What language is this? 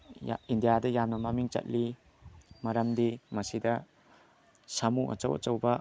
Manipuri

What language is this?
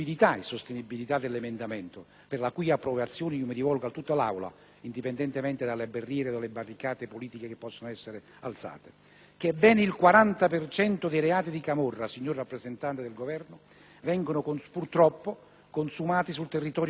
Italian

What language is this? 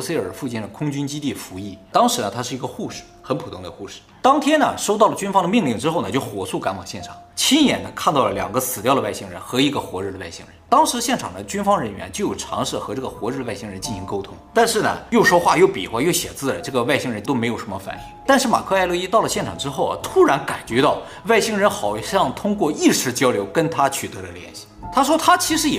Chinese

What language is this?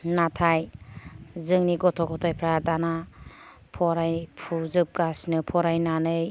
Bodo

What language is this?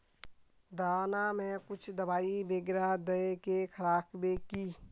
Magahi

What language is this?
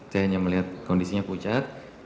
Indonesian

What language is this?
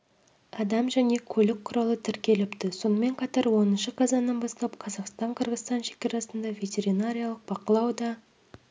Kazakh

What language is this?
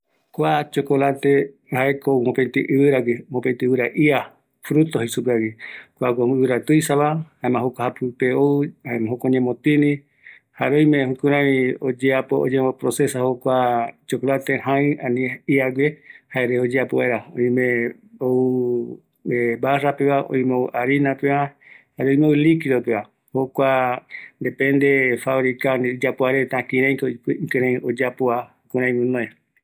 Eastern Bolivian Guaraní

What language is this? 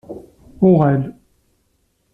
Kabyle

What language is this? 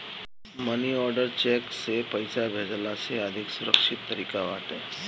Bhojpuri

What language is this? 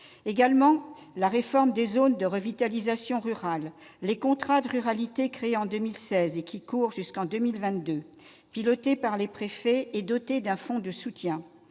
French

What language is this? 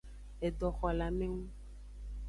Aja (Benin)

